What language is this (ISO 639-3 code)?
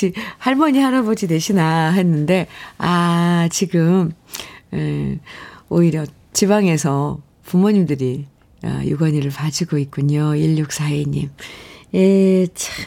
kor